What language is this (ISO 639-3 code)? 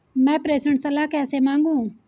hin